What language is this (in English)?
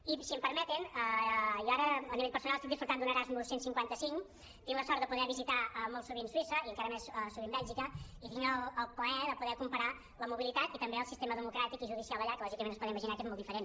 Catalan